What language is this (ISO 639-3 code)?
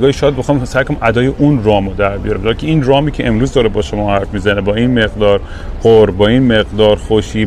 fas